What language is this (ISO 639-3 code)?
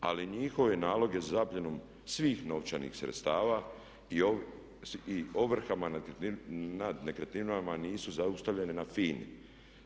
hrv